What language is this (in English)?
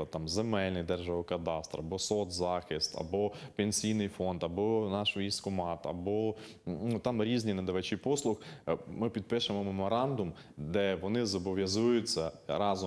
Ukrainian